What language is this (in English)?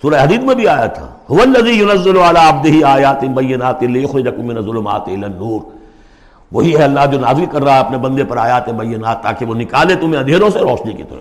Urdu